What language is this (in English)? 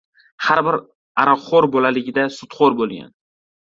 Uzbek